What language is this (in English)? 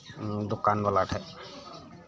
Santali